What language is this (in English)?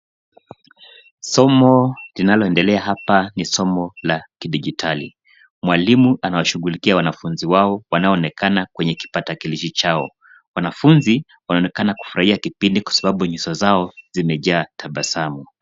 Swahili